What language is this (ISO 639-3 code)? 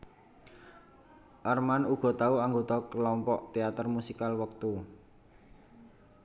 jav